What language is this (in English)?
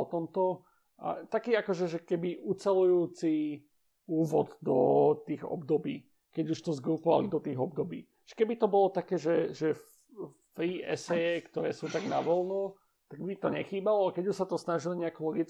Slovak